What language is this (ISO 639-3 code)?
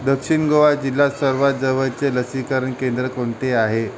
mar